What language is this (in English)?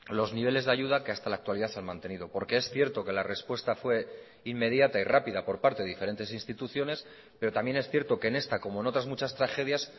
Spanish